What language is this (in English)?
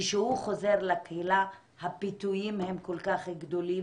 Hebrew